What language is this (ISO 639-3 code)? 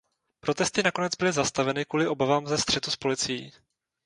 ces